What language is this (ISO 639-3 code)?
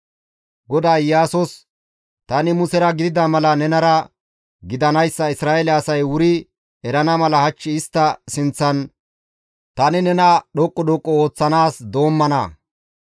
gmv